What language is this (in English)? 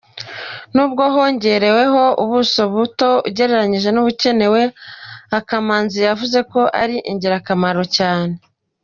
Kinyarwanda